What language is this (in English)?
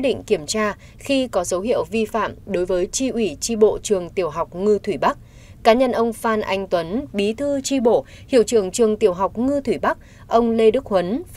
Vietnamese